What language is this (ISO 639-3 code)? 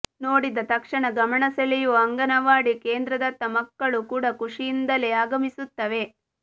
kan